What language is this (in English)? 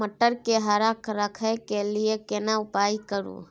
Maithili